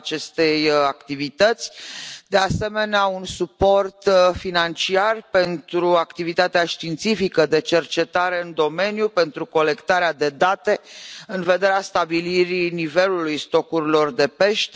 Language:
Romanian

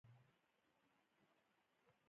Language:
Pashto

